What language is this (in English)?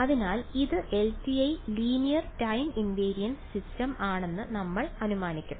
Malayalam